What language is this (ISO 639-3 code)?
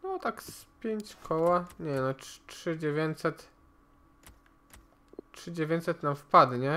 pol